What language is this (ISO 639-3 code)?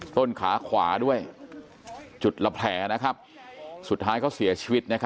tha